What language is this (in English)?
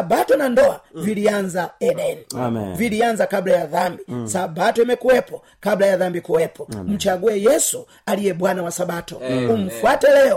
Swahili